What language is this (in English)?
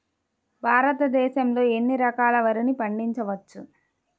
Telugu